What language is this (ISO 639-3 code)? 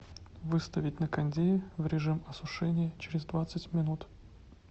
rus